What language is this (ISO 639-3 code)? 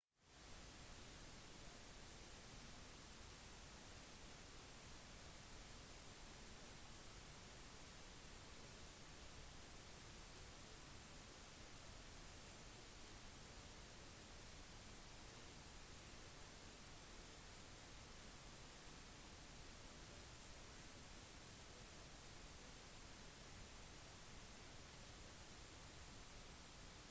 nob